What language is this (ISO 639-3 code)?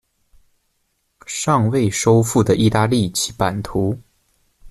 zho